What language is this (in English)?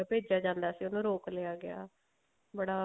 Punjabi